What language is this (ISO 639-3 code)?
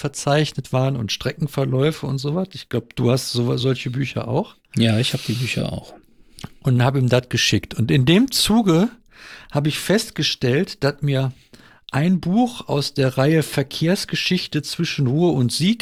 deu